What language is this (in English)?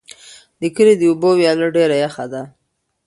Pashto